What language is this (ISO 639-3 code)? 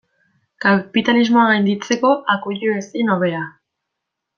eus